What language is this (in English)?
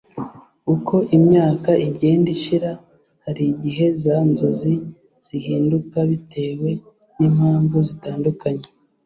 Kinyarwanda